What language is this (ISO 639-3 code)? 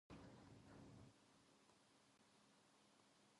jpn